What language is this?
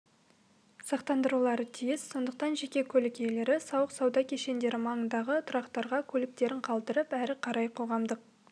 Kazakh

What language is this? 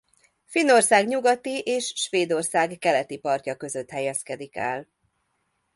Hungarian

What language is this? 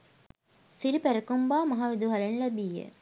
Sinhala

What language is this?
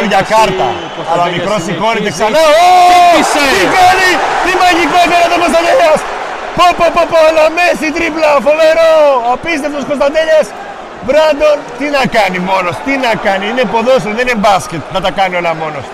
Greek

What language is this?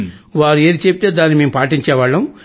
Telugu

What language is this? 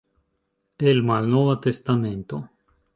Esperanto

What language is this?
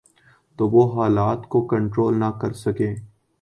Urdu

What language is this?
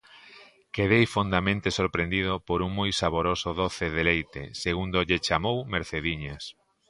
Galician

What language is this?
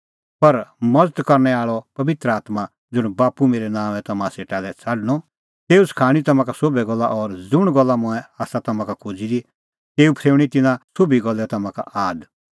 Kullu Pahari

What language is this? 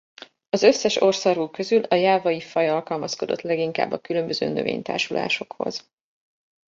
Hungarian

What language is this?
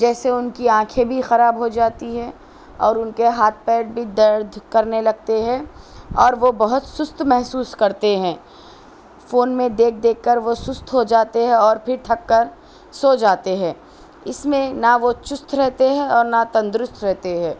Urdu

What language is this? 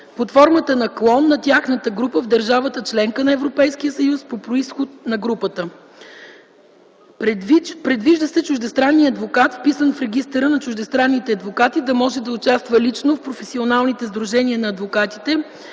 Bulgarian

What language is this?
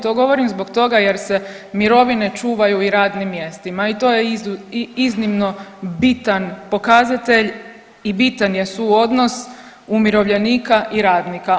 Croatian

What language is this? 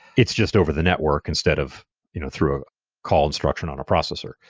English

